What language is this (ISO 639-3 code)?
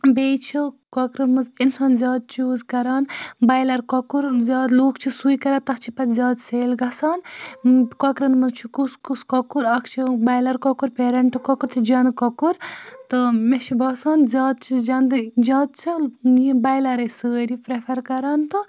kas